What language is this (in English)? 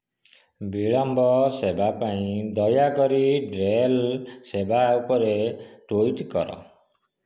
Odia